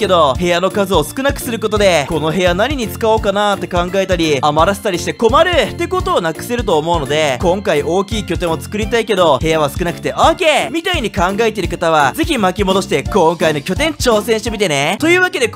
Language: Japanese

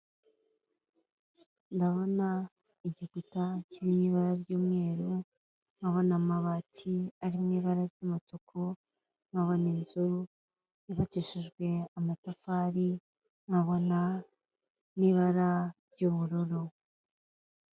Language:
Kinyarwanda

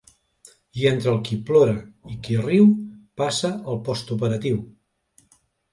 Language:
Catalan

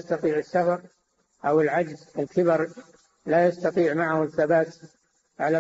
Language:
Arabic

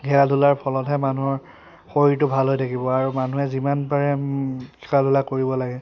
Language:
Assamese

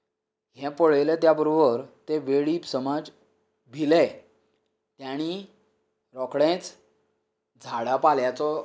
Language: Konkani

